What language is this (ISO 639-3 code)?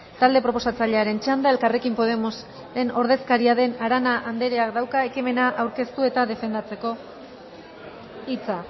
eus